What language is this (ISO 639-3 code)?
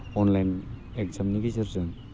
brx